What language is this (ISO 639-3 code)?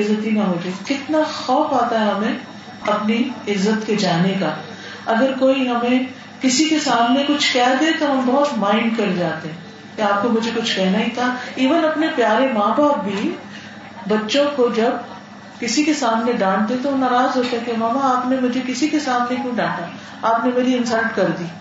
urd